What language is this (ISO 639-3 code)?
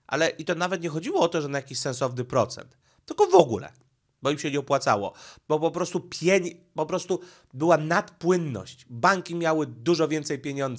pol